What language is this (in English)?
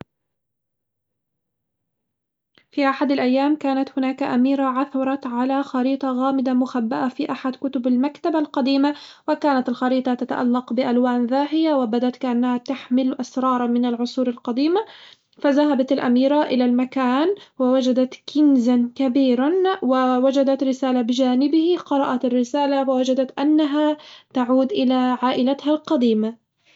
Hijazi Arabic